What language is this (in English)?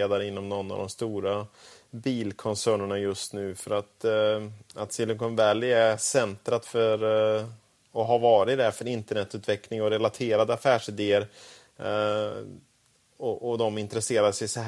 Swedish